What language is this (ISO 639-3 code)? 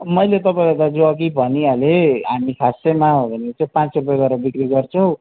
nep